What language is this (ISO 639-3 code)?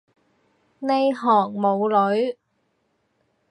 yue